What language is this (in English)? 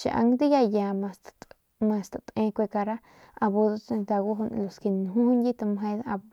Northern Pame